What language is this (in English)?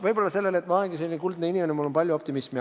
Estonian